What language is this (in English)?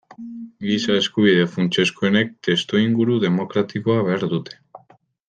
Basque